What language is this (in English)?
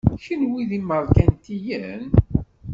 Kabyle